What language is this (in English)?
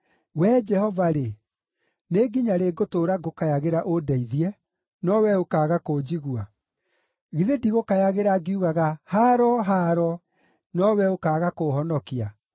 Kikuyu